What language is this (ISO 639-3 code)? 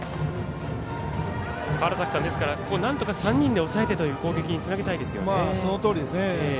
jpn